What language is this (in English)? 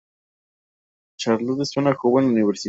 Spanish